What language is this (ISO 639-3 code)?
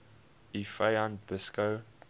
afr